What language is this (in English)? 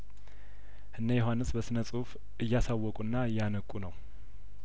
Amharic